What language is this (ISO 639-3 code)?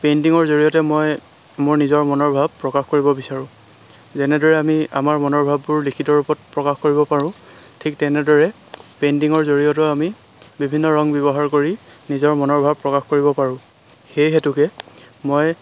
asm